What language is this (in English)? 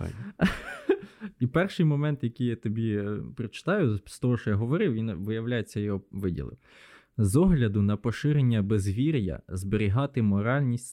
Ukrainian